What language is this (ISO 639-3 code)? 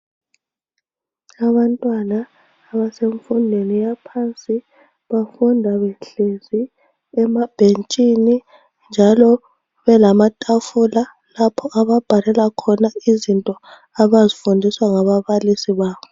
nde